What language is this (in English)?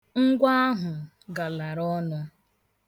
Igbo